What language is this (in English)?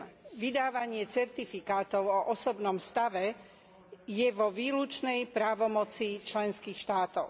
Slovak